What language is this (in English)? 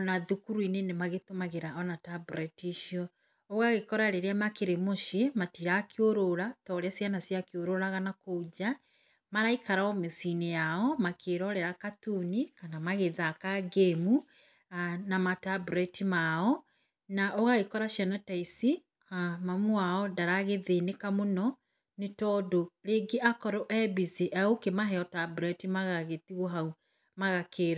Kikuyu